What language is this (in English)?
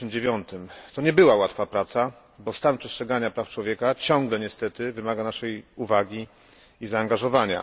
Polish